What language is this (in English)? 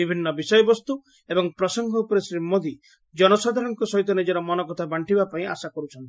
Odia